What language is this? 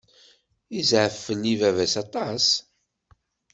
Kabyle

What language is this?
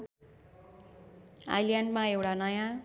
Nepali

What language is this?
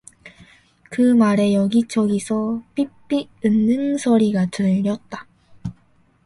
Korean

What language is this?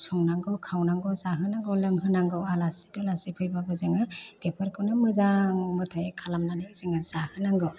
Bodo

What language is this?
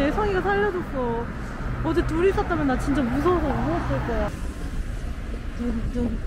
Korean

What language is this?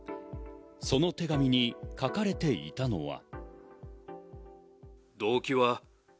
Japanese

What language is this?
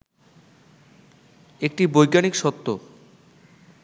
Bangla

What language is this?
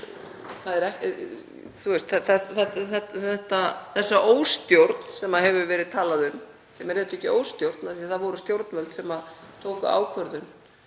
Icelandic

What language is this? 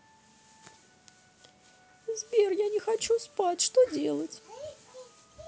Russian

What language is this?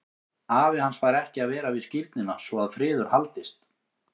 Icelandic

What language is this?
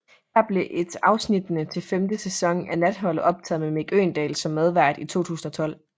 Danish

